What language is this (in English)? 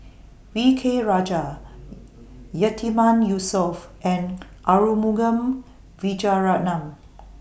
English